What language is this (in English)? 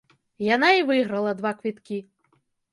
Belarusian